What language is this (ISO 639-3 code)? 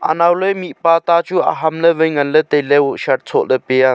nnp